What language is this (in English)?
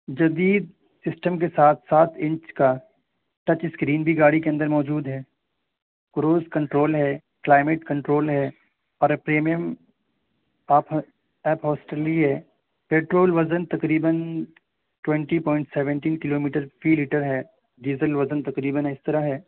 Urdu